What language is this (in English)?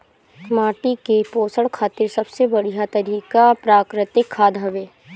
Bhojpuri